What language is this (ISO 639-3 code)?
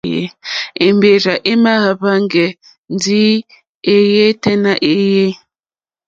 bri